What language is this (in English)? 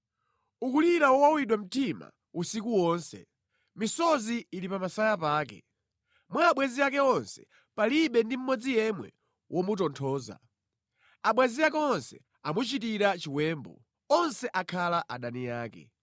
Nyanja